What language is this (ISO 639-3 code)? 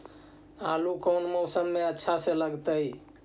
mag